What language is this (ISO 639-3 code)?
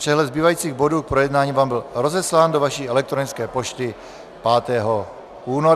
ces